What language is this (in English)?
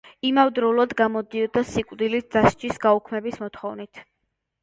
Georgian